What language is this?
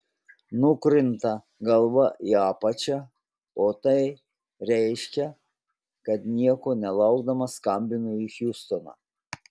Lithuanian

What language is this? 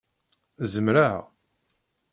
Kabyle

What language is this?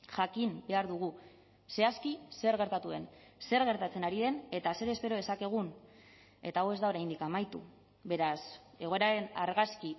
Basque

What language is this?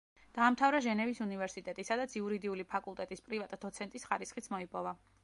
Georgian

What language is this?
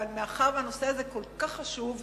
Hebrew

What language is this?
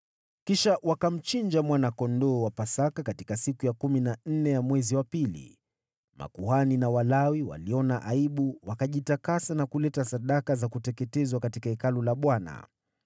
Swahili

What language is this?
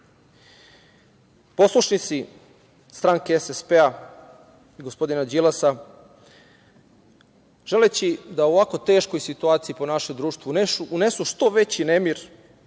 Serbian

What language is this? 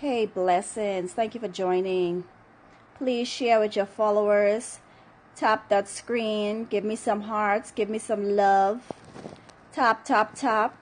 English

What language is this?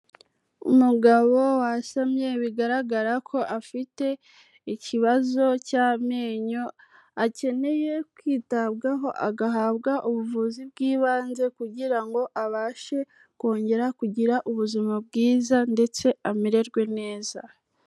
Kinyarwanda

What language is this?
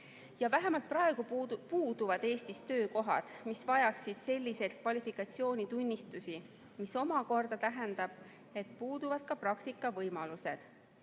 Estonian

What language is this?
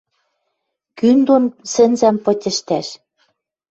Western Mari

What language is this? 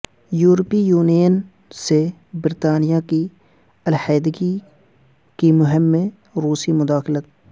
Urdu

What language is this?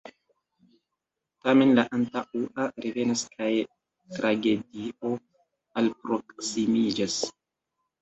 Esperanto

